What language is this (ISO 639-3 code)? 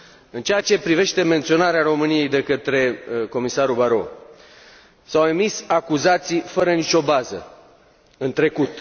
ron